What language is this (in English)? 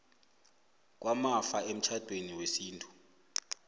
South Ndebele